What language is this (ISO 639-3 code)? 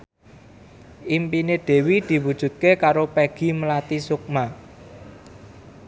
jav